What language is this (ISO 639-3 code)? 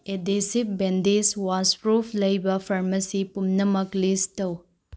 mni